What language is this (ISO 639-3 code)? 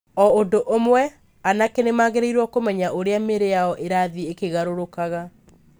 kik